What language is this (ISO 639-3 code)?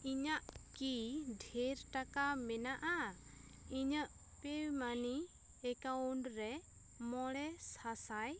sat